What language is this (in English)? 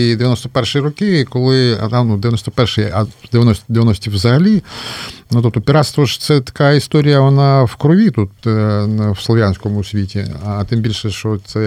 Ukrainian